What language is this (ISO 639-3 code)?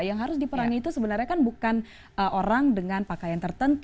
ind